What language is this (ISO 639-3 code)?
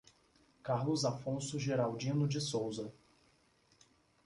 por